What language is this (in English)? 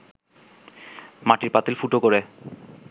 Bangla